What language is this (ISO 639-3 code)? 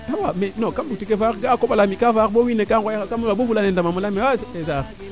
srr